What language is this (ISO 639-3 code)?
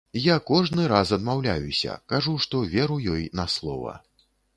bel